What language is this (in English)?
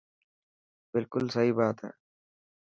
Dhatki